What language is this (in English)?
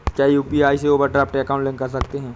Hindi